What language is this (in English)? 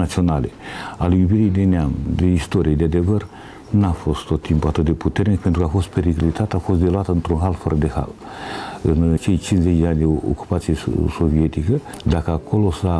Romanian